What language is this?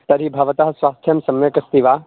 Sanskrit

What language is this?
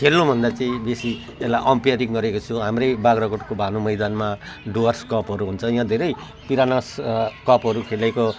Nepali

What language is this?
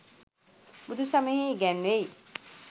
Sinhala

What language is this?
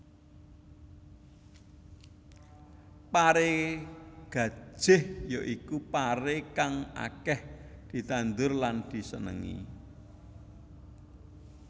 Javanese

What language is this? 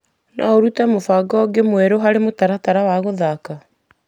Kikuyu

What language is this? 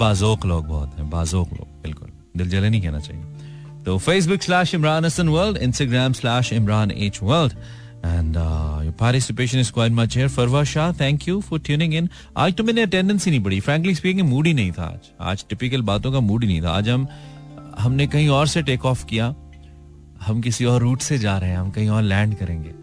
Hindi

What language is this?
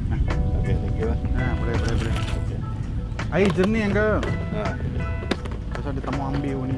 Malay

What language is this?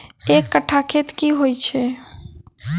Maithili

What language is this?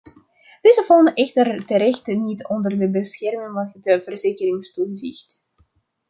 Dutch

